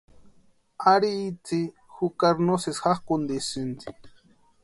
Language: Western Highland Purepecha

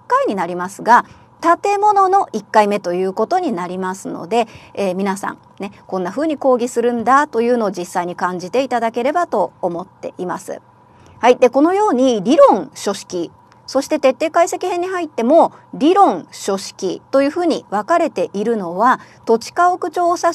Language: Japanese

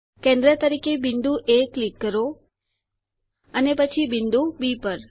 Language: Gujarati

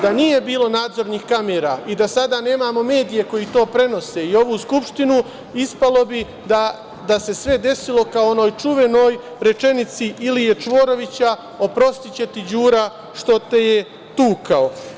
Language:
Serbian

